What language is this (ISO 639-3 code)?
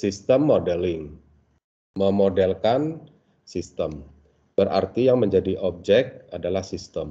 ind